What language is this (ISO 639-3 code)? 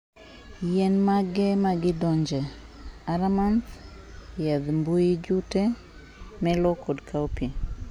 luo